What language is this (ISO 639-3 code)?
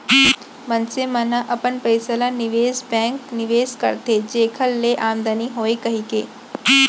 hne